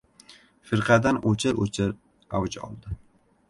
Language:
Uzbek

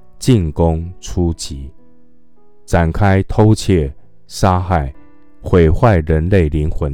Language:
Chinese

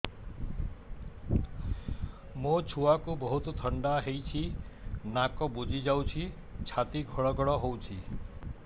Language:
Odia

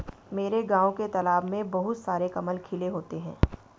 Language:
Hindi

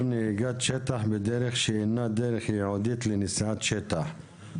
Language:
Hebrew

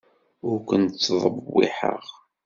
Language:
Kabyle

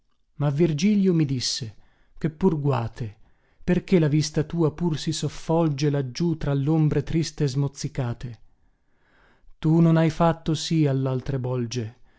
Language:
Italian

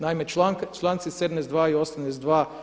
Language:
Croatian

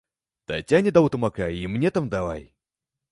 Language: Belarusian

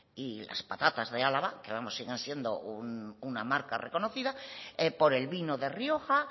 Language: Spanish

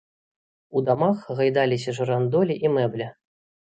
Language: Belarusian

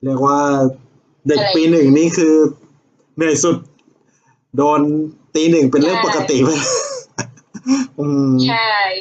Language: Thai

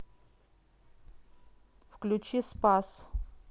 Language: Russian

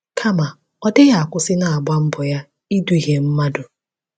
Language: Igbo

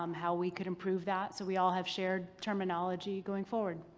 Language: English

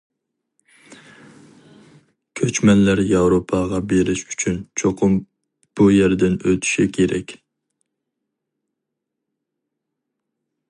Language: Uyghur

